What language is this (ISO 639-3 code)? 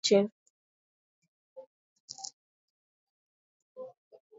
swa